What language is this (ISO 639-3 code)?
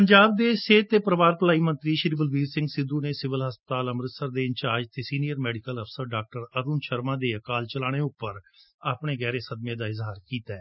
pan